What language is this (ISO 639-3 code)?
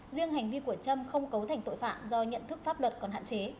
vie